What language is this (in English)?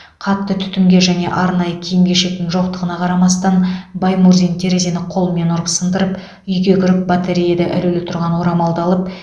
Kazakh